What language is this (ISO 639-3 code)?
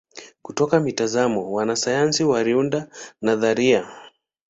swa